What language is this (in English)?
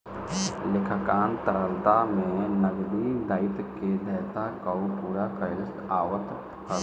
Bhojpuri